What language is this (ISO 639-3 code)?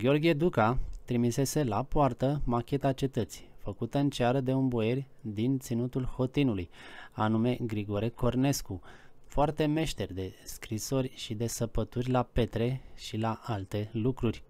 ron